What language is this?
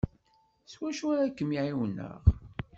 Kabyle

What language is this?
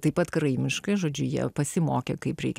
Lithuanian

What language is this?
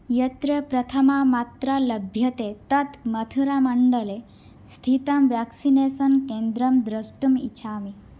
Sanskrit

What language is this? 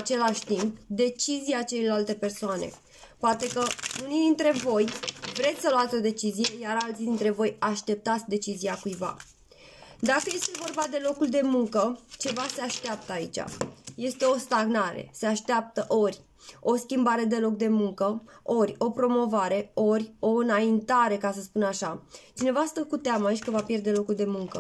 Romanian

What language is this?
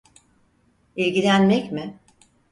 Turkish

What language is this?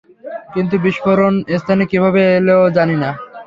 Bangla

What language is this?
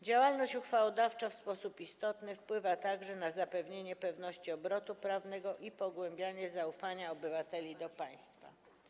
Polish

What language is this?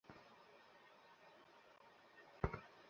Bangla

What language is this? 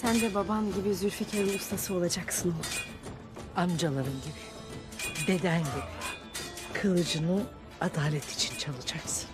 Turkish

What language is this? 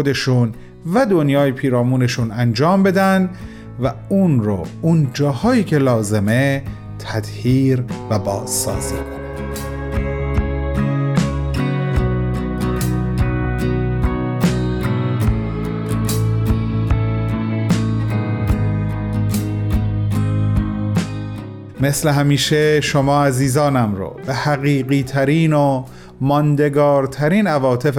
Persian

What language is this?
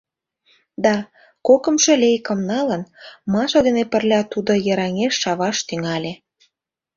Mari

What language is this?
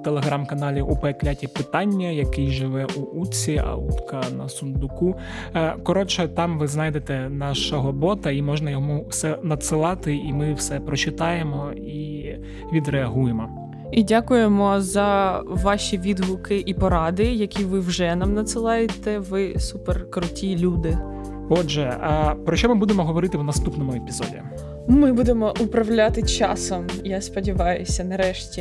Ukrainian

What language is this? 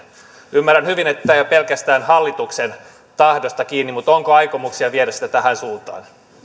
Finnish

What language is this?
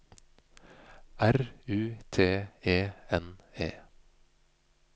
Norwegian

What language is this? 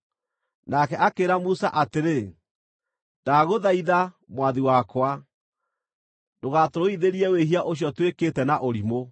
Kikuyu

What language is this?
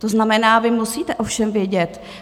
Czech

